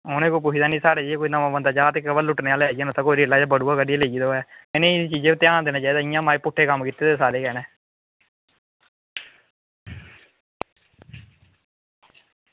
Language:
Dogri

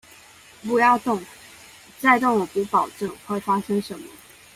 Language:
Chinese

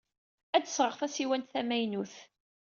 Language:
Kabyle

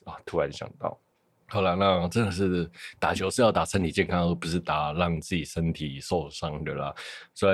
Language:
Chinese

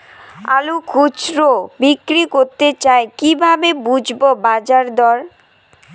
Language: Bangla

